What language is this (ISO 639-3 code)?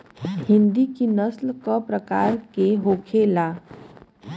bho